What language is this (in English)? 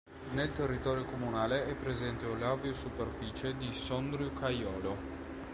Italian